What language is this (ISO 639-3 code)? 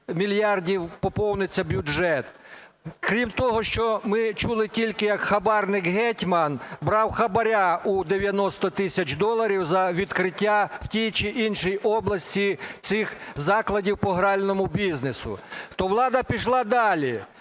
ukr